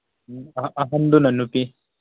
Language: Manipuri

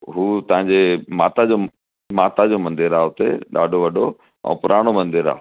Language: Sindhi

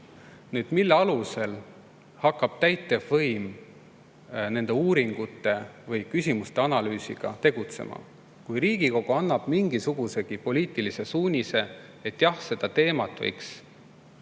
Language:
Estonian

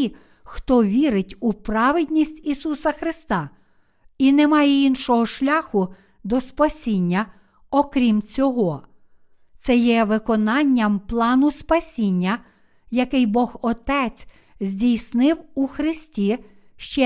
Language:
Ukrainian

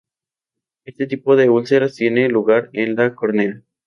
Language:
Spanish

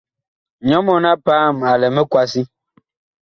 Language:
Bakoko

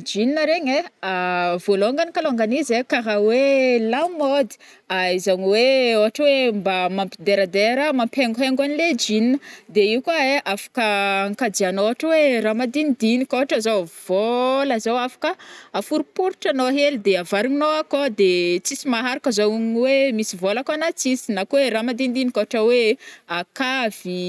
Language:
Northern Betsimisaraka Malagasy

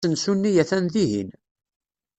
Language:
Kabyle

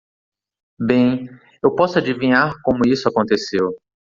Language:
Portuguese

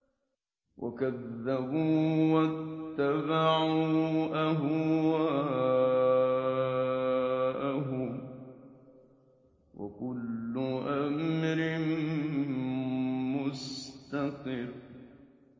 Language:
Arabic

